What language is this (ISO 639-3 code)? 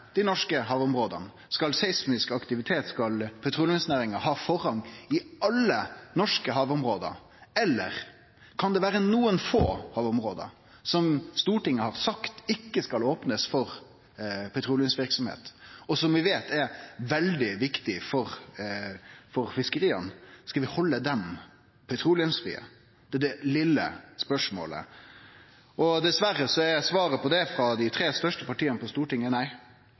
nno